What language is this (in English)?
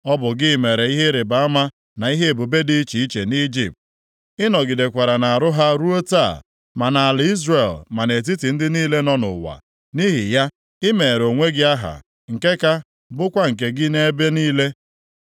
Igbo